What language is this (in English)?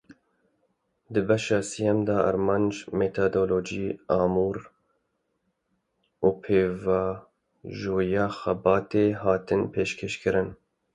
Kurdish